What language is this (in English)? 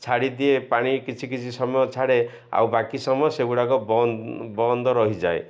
Odia